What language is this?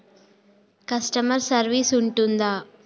Telugu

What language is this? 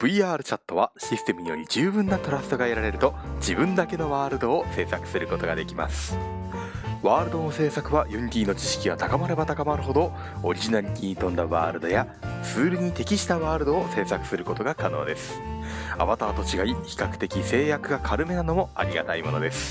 Japanese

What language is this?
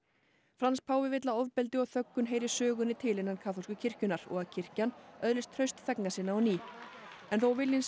Icelandic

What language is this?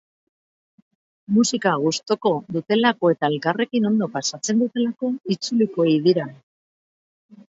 Basque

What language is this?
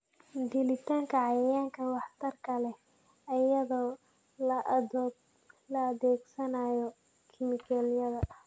Somali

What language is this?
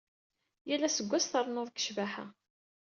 Kabyle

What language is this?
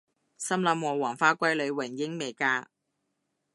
Cantonese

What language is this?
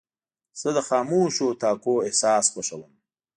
Pashto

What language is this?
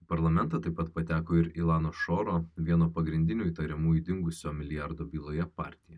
Lithuanian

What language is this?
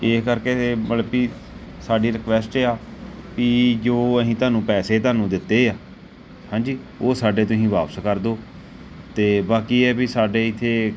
Punjabi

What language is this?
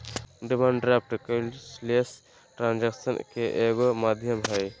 Magahi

